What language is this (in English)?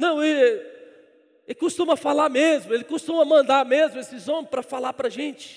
Portuguese